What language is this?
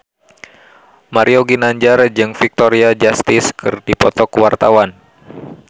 Sundanese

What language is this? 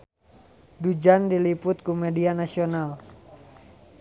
Sundanese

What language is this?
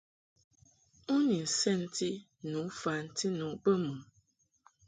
Mungaka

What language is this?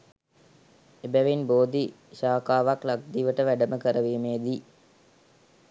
Sinhala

